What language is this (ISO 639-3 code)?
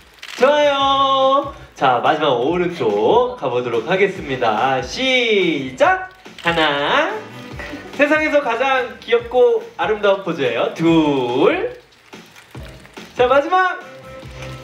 kor